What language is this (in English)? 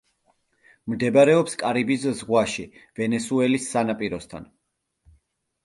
Georgian